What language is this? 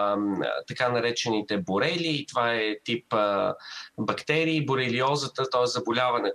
Bulgarian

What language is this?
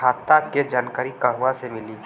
Bhojpuri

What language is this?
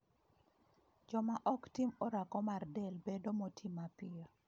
Luo (Kenya and Tanzania)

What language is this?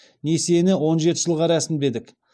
Kazakh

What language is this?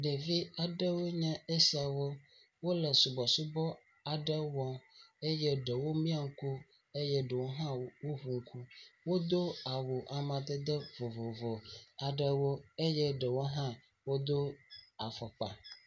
Ewe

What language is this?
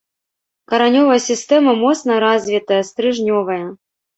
Belarusian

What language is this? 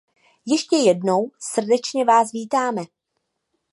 Czech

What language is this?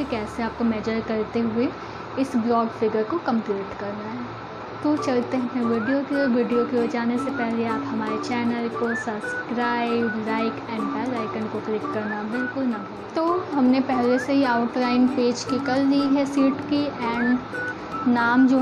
Hindi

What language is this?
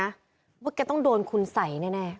Thai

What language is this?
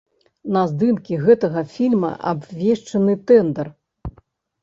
Belarusian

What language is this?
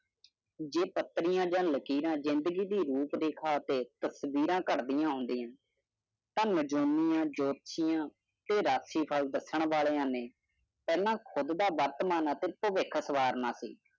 Punjabi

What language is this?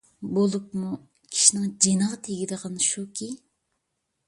Uyghur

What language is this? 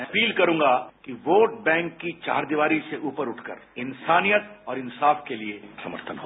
Hindi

